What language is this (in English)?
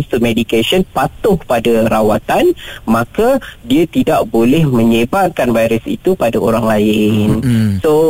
Malay